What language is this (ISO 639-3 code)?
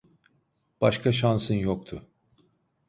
tur